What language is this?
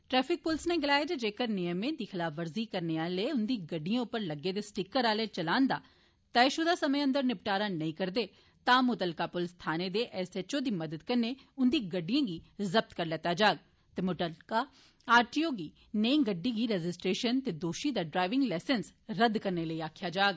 Dogri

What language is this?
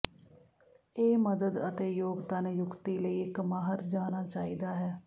Punjabi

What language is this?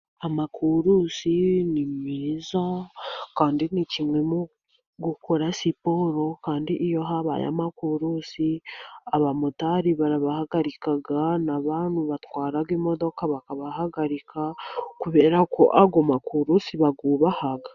Kinyarwanda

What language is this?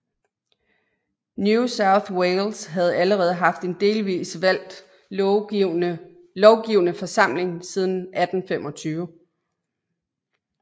Danish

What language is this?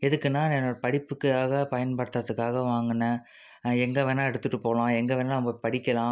Tamil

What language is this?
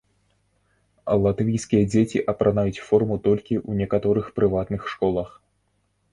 Belarusian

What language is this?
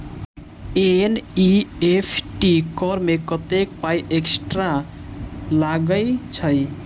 Maithili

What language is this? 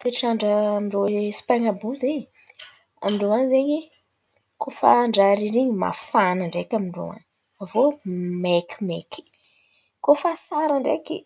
Antankarana Malagasy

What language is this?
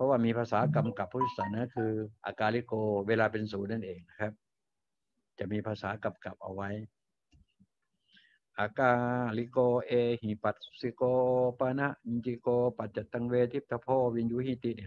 Thai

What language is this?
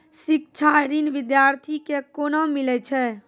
Maithili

